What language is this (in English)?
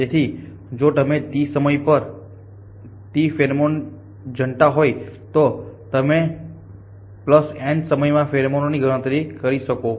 Gujarati